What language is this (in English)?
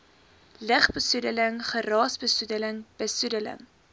Afrikaans